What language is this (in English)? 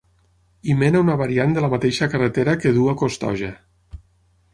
Catalan